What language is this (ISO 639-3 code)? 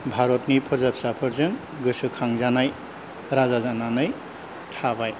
brx